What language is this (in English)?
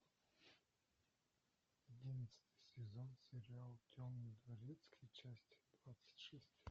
Russian